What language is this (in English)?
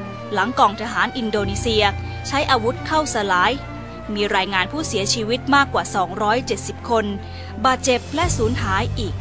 Thai